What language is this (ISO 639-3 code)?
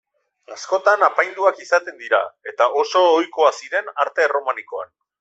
eus